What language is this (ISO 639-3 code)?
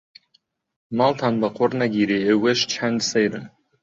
ckb